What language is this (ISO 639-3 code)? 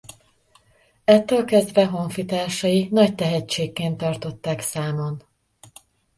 hun